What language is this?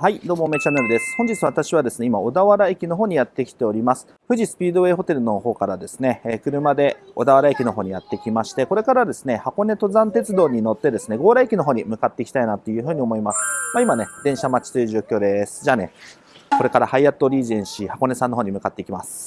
Japanese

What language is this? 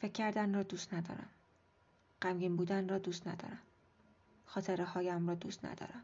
Persian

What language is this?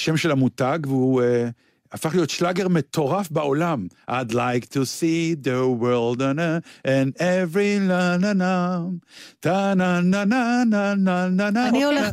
Hebrew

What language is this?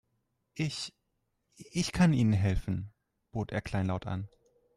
German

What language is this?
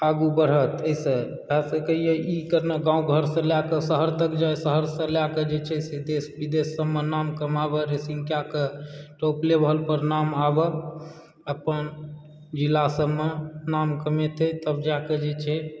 Maithili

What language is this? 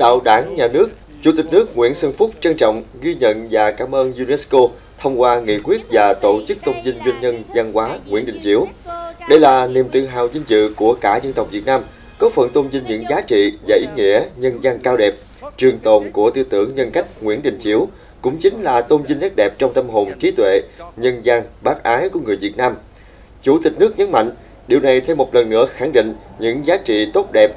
Vietnamese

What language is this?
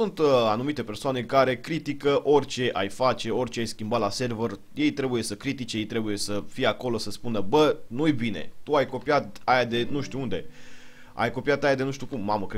Romanian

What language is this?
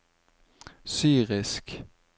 Norwegian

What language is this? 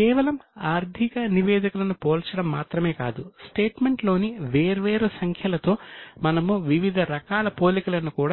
Telugu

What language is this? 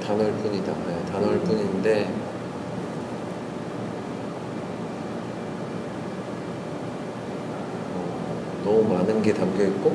Korean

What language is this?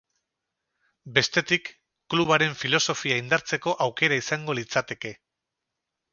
Basque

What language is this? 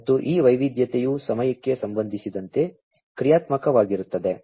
Kannada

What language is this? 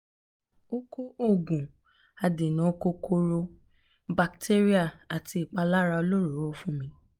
Yoruba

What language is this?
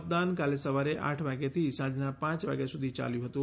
Gujarati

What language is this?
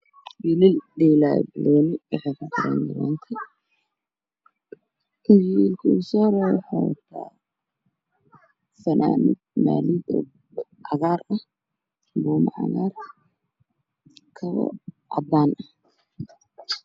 Somali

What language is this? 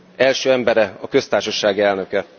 Hungarian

